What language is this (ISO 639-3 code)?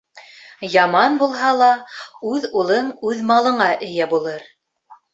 bak